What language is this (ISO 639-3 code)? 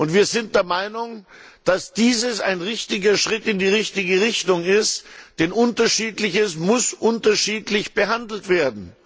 deu